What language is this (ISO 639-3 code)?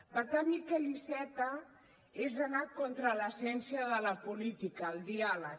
cat